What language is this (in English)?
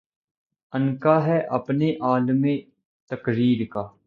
Urdu